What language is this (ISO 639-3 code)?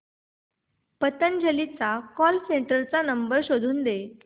mar